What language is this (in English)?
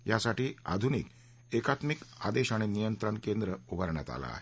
Marathi